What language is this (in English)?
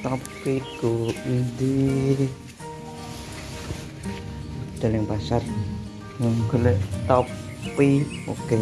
Indonesian